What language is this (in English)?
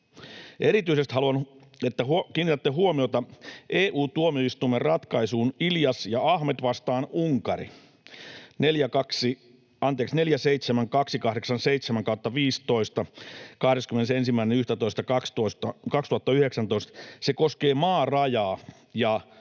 Finnish